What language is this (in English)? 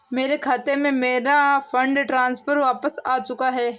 Hindi